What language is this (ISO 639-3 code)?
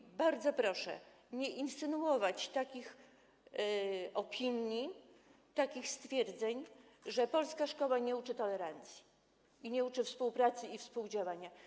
pol